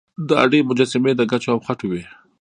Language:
Pashto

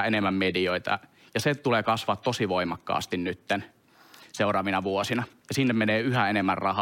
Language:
Finnish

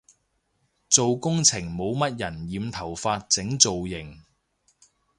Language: Cantonese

